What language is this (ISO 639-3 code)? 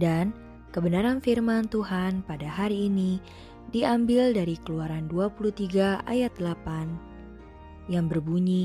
ind